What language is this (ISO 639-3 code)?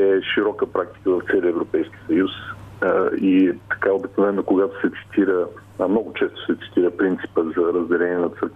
bul